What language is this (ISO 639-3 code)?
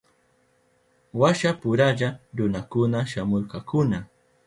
qup